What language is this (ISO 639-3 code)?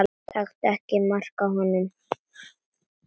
isl